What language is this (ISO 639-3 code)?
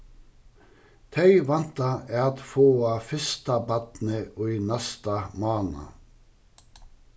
fao